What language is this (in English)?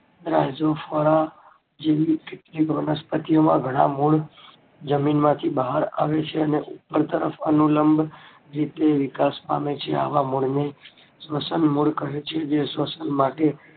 Gujarati